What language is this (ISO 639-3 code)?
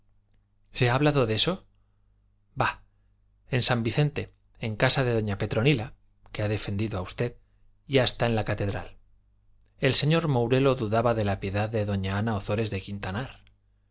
spa